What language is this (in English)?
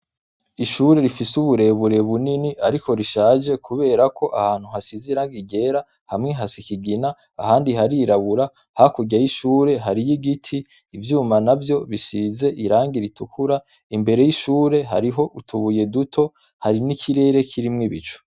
Rundi